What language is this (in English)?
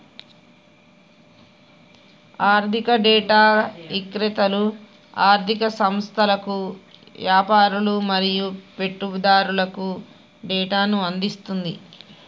Telugu